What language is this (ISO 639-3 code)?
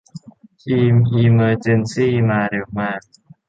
tha